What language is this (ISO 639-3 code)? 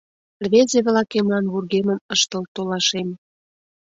chm